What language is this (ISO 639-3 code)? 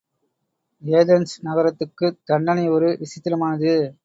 tam